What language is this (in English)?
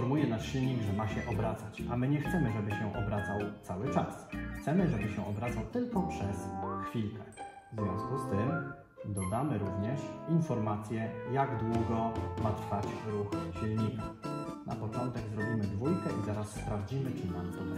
Polish